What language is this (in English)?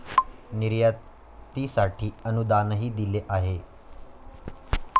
Marathi